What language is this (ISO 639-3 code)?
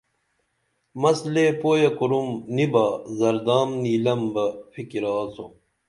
dml